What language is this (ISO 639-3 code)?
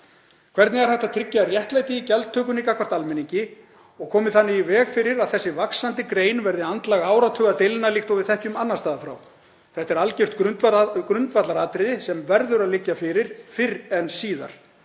isl